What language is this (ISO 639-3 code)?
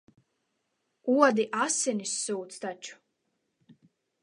lav